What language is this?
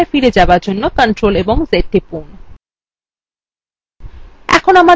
Bangla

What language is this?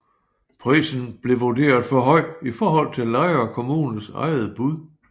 Danish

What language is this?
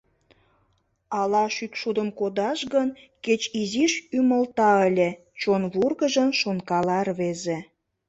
Mari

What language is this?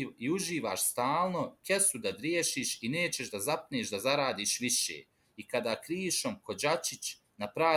Croatian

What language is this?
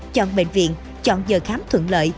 Vietnamese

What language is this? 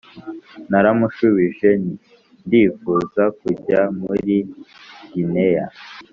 Kinyarwanda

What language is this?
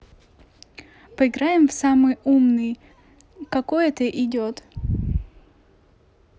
Russian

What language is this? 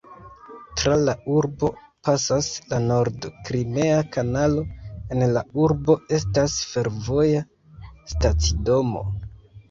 Esperanto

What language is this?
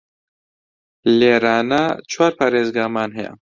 Central Kurdish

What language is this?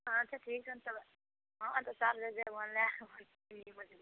Maithili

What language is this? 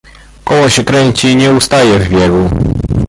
Polish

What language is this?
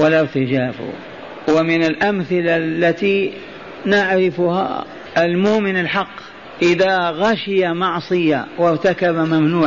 Arabic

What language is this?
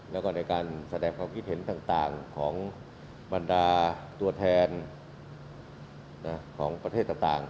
Thai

